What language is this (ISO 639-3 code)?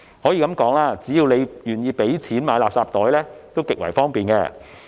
yue